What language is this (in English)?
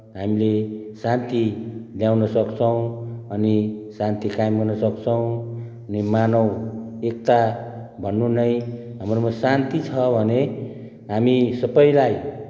Nepali